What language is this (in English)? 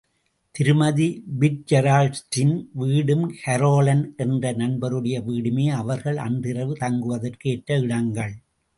Tamil